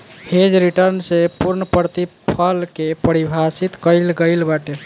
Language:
Bhojpuri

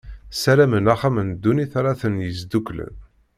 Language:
Kabyle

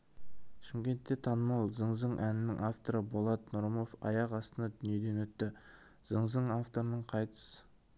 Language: Kazakh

